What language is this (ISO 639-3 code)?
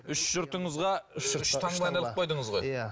kaz